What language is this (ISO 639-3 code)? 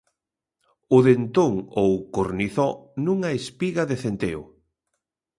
glg